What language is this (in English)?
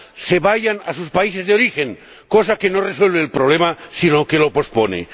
Spanish